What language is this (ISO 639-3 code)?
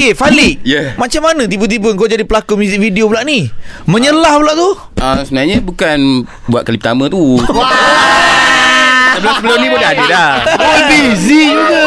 msa